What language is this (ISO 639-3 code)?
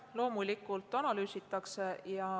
est